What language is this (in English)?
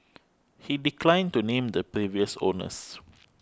English